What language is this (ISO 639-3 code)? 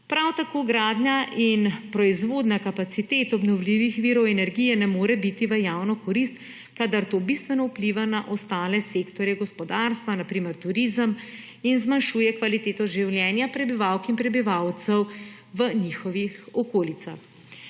slv